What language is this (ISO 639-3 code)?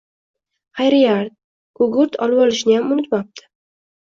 uzb